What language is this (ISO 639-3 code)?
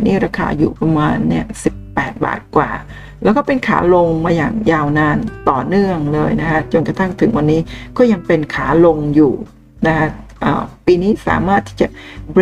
tha